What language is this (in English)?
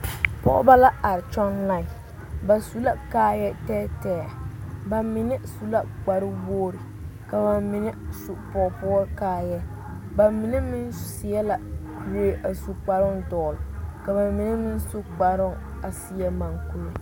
Southern Dagaare